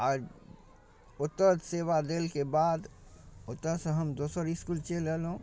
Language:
Maithili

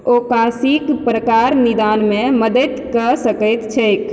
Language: Maithili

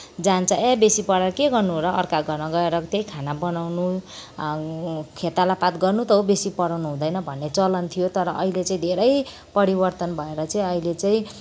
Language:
Nepali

